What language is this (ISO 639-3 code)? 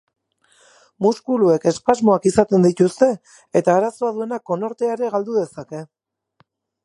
eus